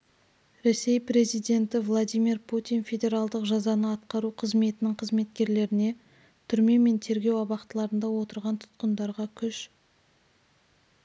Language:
Kazakh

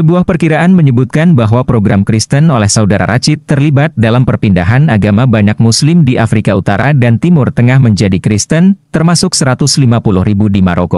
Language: Indonesian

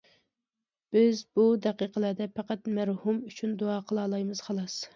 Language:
Uyghur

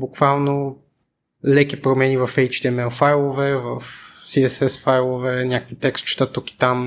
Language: Bulgarian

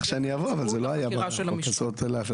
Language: Hebrew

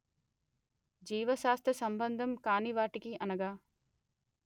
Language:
Telugu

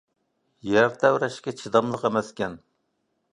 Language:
Uyghur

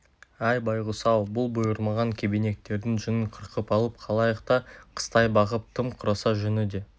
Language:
Kazakh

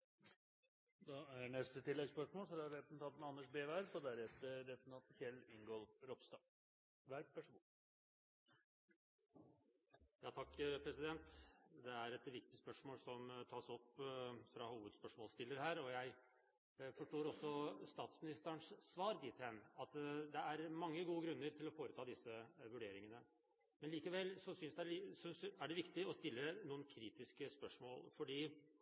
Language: Norwegian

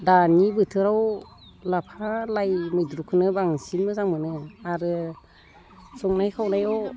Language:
Bodo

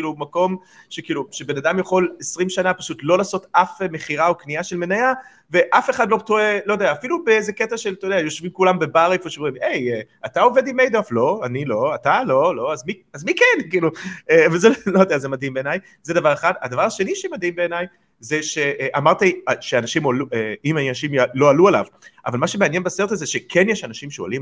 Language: Hebrew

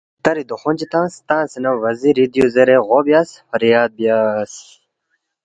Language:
Balti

